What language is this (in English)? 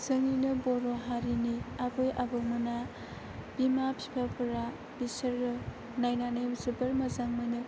Bodo